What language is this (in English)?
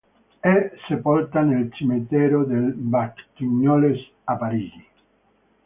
Italian